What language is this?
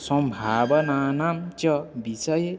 Sanskrit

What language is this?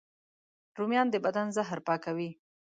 Pashto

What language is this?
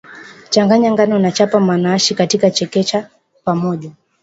Swahili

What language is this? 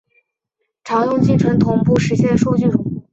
Chinese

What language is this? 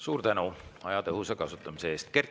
Estonian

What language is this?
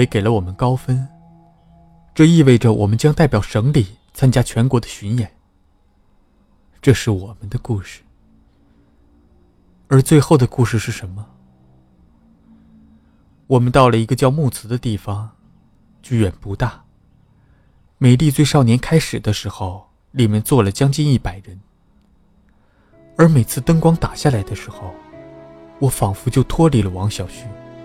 Chinese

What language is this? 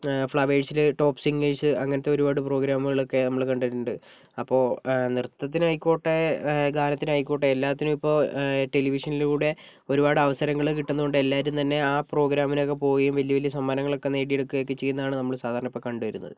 Malayalam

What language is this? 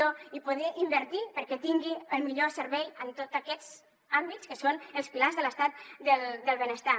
Catalan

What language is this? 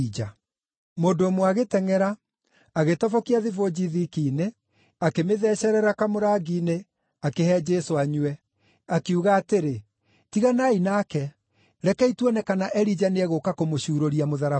Kikuyu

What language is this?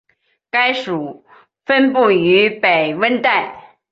Chinese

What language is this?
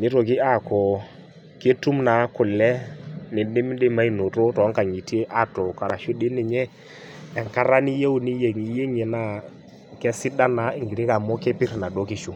Masai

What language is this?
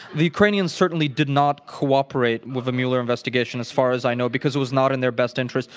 English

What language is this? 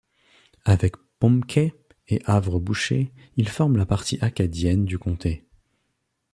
French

